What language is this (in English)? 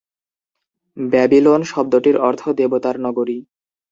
Bangla